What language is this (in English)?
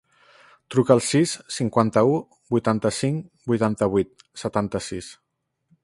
Catalan